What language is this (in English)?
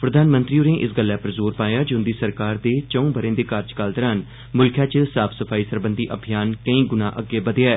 Dogri